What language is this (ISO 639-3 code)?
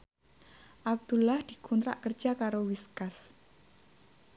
jav